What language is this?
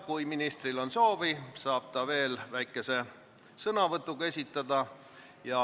Estonian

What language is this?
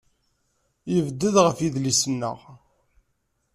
Kabyle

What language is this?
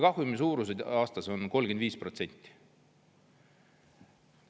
Estonian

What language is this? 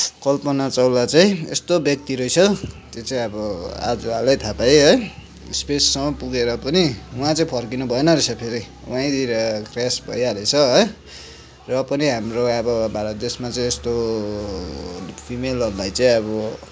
Nepali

